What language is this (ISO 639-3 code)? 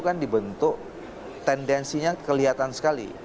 ind